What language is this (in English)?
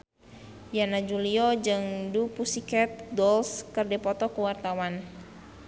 Sundanese